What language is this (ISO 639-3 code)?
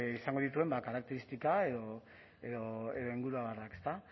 eus